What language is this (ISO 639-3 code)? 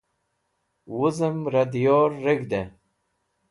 wbl